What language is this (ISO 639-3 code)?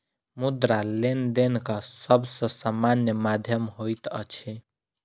mai